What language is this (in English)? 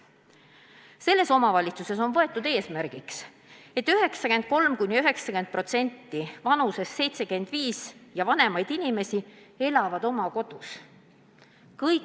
Estonian